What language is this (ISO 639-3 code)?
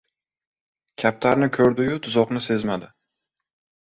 uzb